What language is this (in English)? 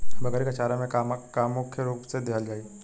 Bhojpuri